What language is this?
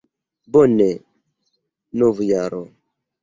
Esperanto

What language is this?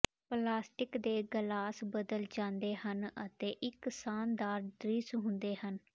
Punjabi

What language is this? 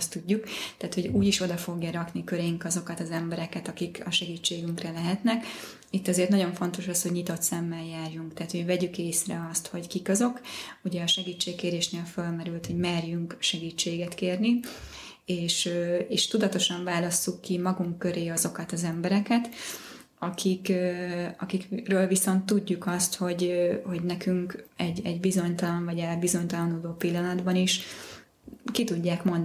Hungarian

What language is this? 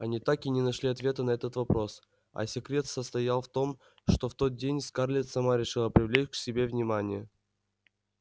Russian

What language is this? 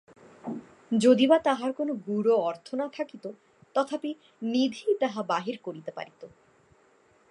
Bangla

